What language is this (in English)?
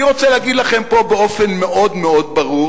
Hebrew